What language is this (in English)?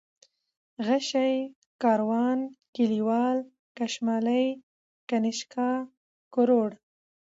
Pashto